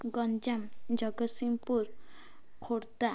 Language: Odia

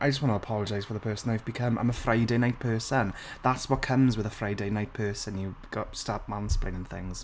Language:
English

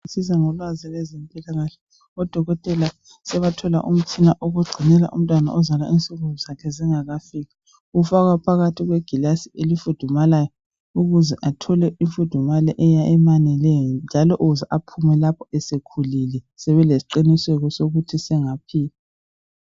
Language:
North Ndebele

